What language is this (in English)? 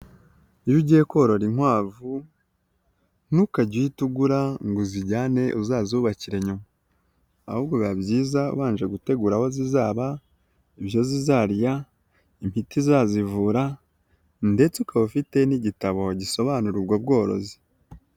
Kinyarwanda